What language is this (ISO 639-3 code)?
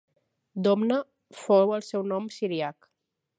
cat